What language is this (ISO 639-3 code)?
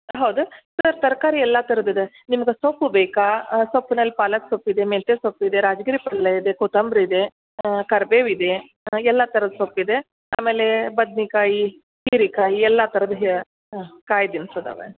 kan